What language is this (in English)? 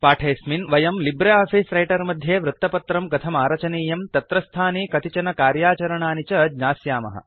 Sanskrit